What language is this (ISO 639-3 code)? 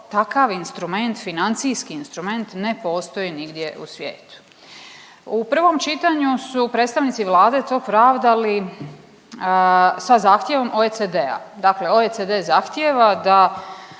hrv